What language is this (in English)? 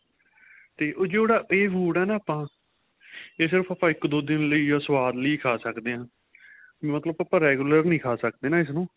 Punjabi